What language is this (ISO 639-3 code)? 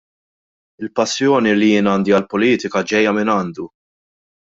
mlt